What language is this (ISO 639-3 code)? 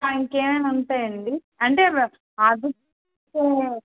tel